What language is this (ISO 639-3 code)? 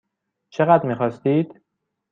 fas